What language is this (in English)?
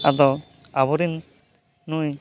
Santali